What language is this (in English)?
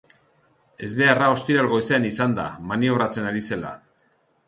Basque